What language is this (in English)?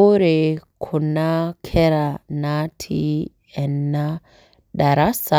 Masai